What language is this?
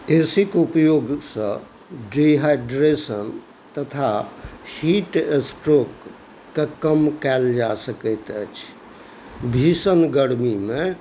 Maithili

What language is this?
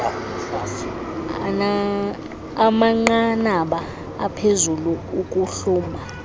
Xhosa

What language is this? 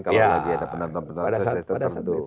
Indonesian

